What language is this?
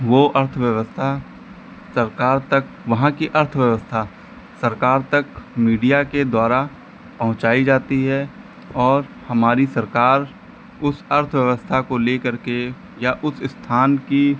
Hindi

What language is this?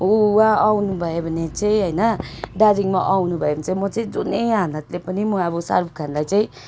Nepali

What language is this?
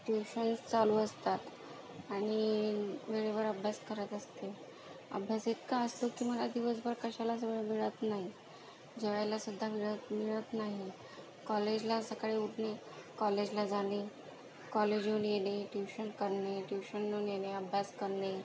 Marathi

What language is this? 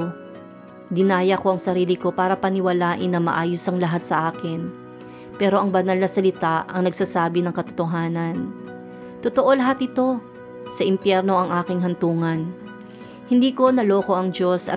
Filipino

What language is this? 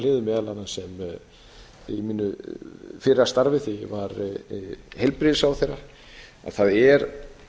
Icelandic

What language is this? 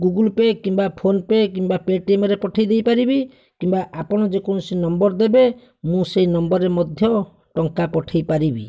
Odia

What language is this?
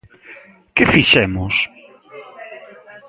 Galician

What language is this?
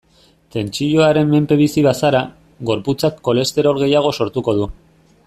Basque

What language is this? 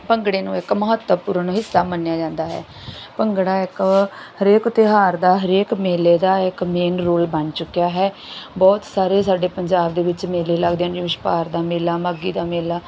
Punjabi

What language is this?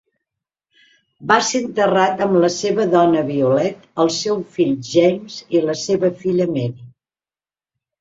Catalan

